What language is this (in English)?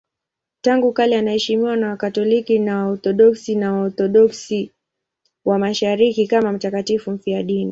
Swahili